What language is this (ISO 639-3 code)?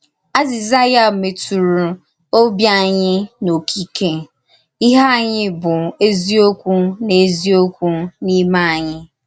ibo